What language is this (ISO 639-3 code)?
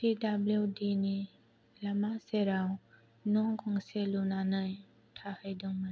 brx